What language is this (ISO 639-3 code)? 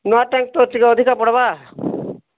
ori